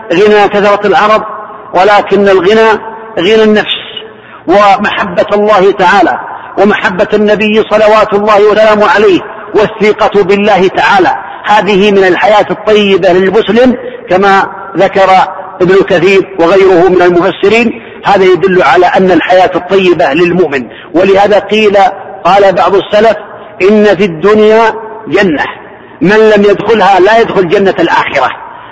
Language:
Arabic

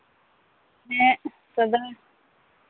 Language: Santali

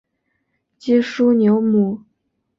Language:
Chinese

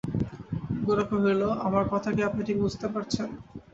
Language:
Bangla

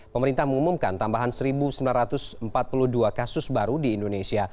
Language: Indonesian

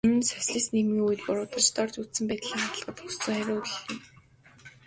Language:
Mongolian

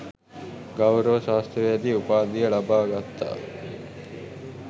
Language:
Sinhala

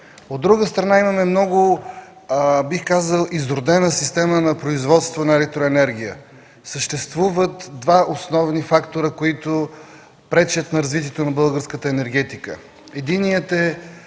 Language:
Bulgarian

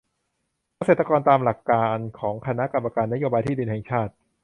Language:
Thai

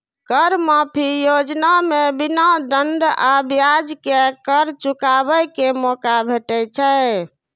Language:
Maithili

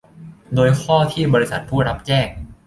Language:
Thai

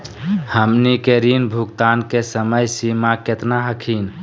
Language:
Magahi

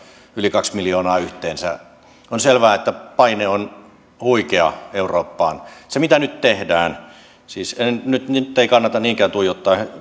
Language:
Finnish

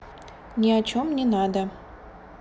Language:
Russian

